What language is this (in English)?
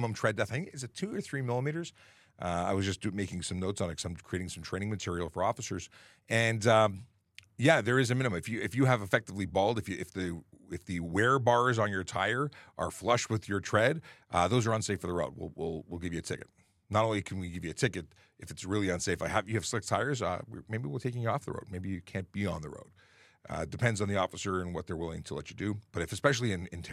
English